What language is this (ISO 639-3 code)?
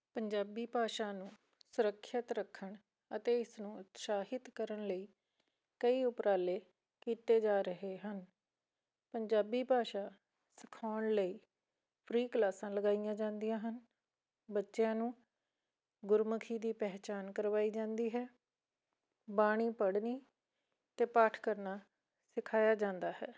pan